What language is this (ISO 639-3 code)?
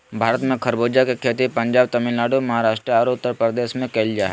mag